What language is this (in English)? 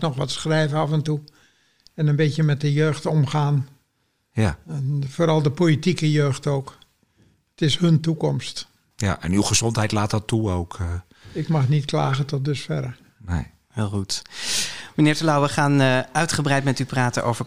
Dutch